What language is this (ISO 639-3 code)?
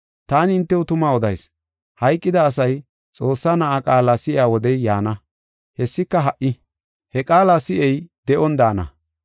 gof